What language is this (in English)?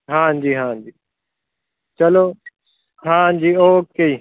Punjabi